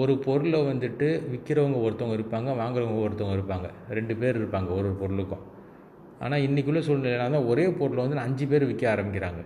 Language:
Tamil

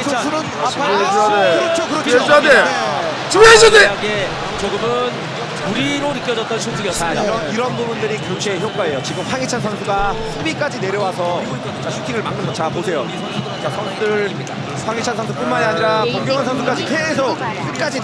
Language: Korean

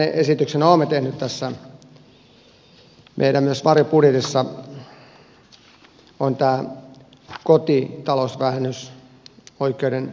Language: Finnish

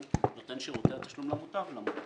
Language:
Hebrew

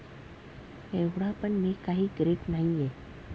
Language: Marathi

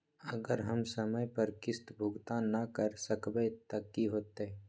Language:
Magahi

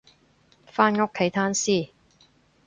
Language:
Cantonese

